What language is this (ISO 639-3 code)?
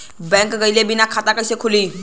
bho